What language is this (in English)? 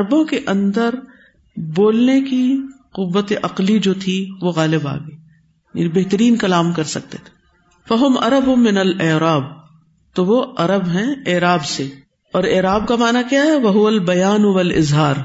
Urdu